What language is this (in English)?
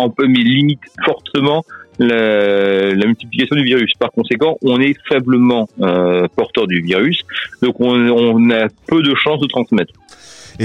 French